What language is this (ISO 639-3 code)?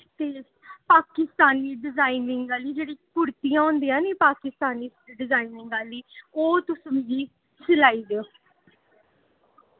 doi